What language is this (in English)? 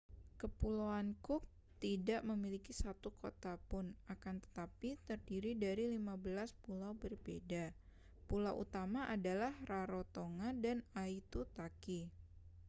Indonesian